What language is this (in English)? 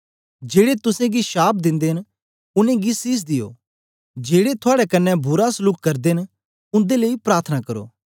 Dogri